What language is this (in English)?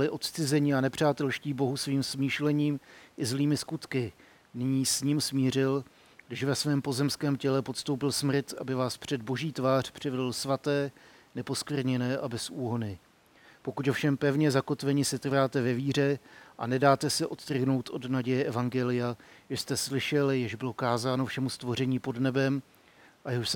Czech